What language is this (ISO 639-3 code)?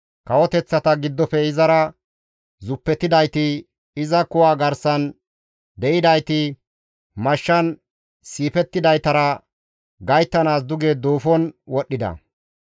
gmv